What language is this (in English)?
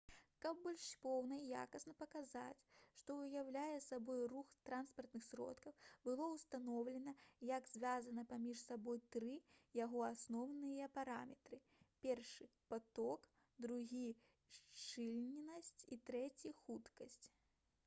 Belarusian